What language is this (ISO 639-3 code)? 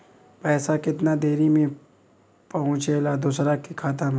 bho